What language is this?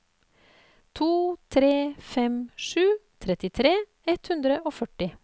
Norwegian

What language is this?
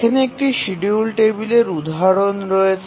Bangla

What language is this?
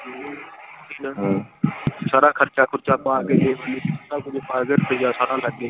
Punjabi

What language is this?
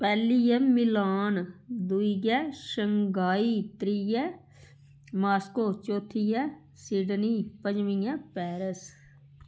Dogri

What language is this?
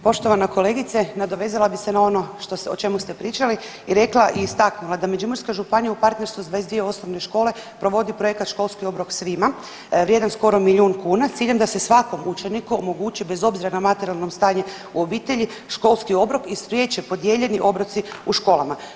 Croatian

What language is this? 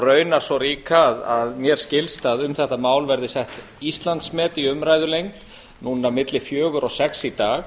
Icelandic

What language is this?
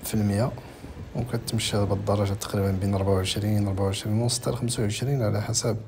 Arabic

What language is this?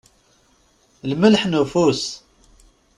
Kabyle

